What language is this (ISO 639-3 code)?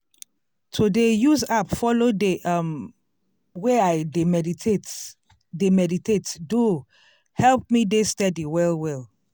pcm